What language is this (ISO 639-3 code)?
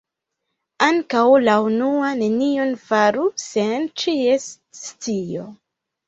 epo